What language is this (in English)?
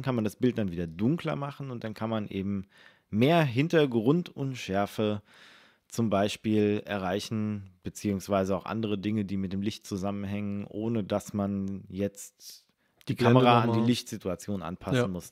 German